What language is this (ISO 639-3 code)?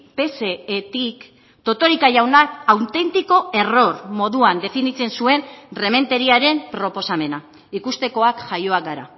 eus